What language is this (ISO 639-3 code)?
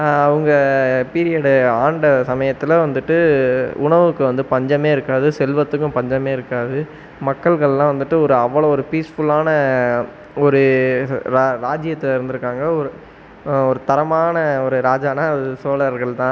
tam